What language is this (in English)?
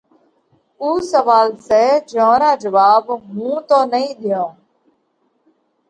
Parkari Koli